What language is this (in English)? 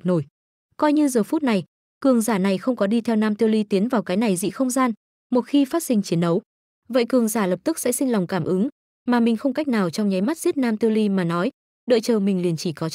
Vietnamese